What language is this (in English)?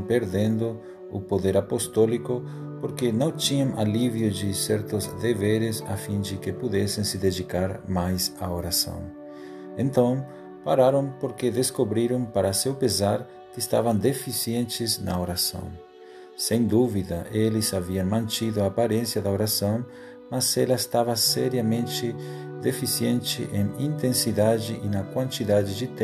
Portuguese